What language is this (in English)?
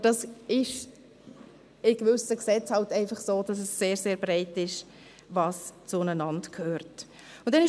Swiss German